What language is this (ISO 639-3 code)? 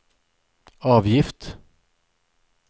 swe